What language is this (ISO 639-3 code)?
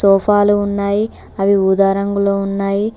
tel